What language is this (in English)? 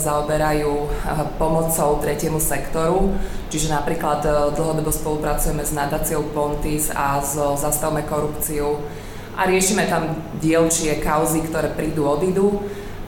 Slovak